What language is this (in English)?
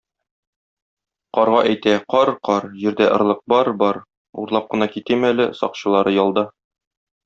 Tatar